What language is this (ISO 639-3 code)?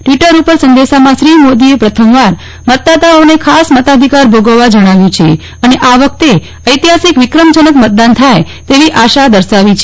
guj